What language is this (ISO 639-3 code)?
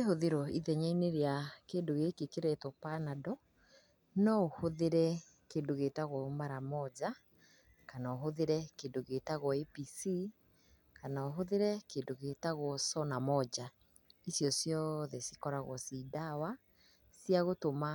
kik